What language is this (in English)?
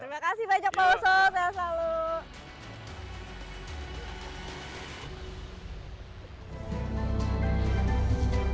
Indonesian